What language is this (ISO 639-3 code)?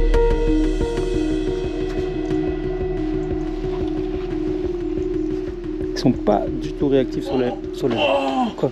fra